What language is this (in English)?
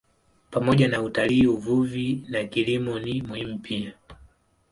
Swahili